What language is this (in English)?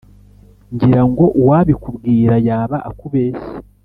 Kinyarwanda